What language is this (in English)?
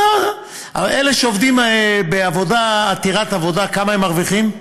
Hebrew